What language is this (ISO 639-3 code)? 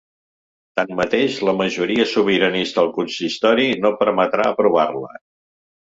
cat